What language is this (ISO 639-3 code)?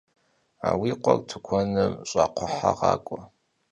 kbd